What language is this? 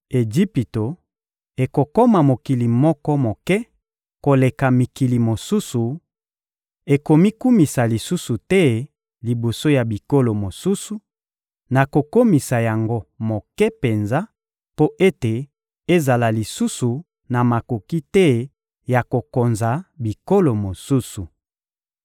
Lingala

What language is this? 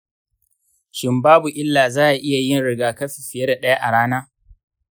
Hausa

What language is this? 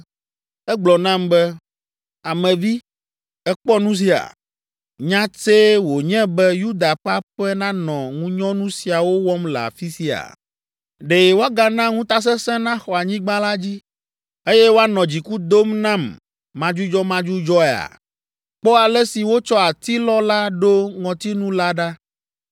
Ewe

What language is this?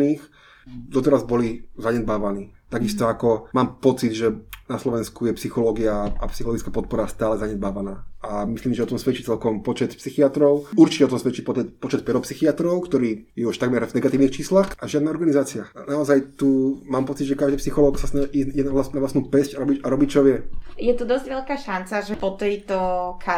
Slovak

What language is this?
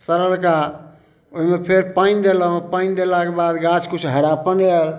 Maithili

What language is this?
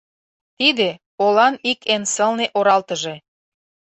Mari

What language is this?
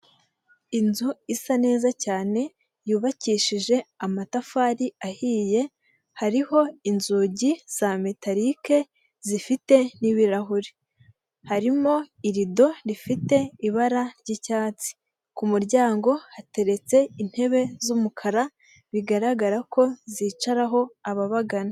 Kinyarwanda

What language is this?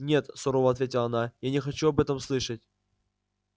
Russian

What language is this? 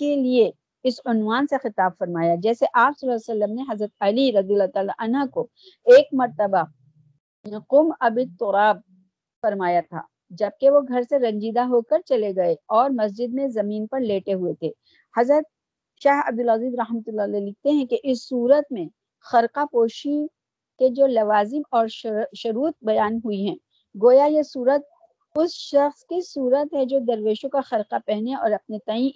Urdu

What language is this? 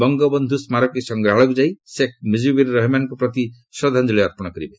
Odia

